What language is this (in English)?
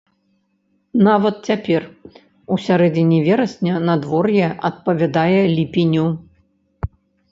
Belarusian